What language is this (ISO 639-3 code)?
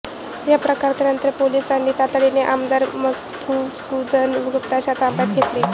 mar